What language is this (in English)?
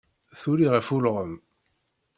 Kabyle